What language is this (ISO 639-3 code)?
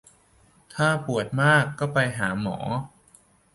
tha